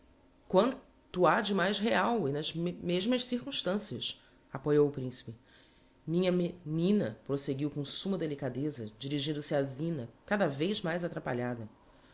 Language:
Portuguese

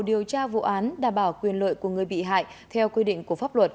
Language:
Vietnamese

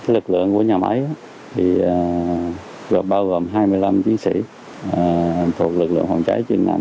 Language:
Vietnamese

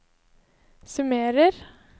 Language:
Norwegian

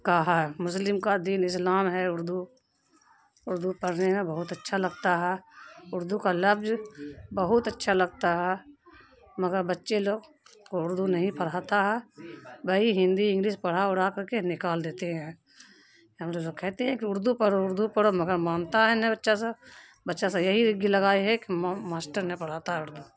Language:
Urdu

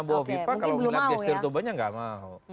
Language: Indonesian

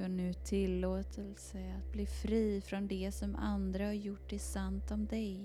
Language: Swedish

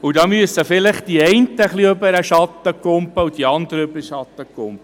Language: Swiss German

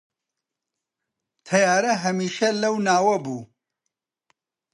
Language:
Central Kurdish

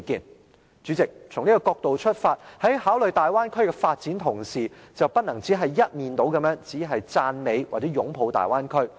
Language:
Cantonese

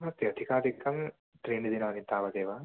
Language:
Sanskrit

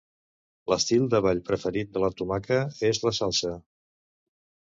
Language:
Catalan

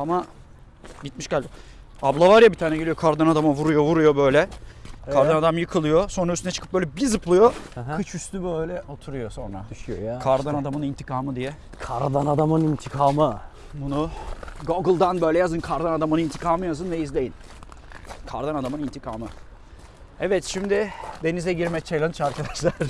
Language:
Turkish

